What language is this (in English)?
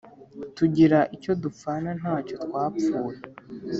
Kinyarwanda